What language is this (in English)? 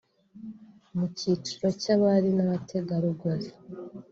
Kinyarwanda